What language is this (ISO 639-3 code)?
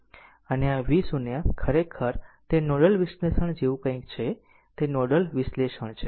guj